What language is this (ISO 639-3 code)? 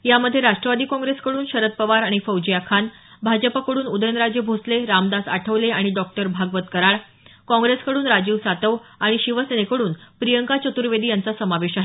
mar